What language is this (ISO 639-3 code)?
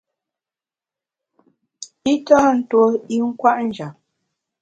bax